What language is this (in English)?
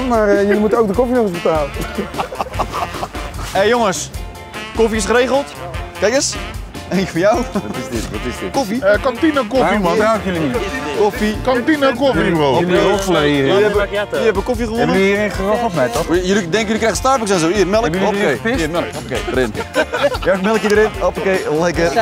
Dutch